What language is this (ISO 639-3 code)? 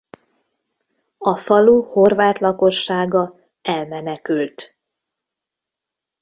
hun